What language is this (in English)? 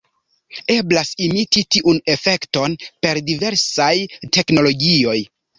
Esperanto